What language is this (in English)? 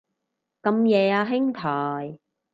Cantonese